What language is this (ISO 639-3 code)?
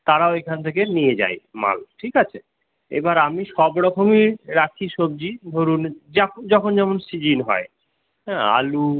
ben